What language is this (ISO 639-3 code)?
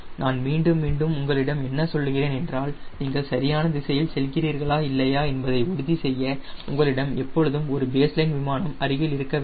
tam